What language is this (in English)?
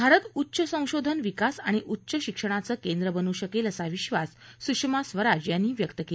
Marathi